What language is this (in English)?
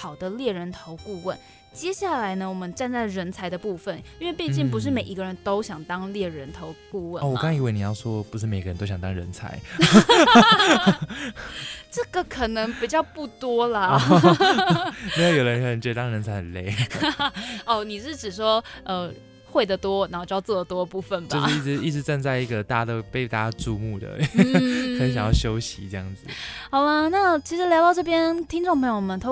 Chinese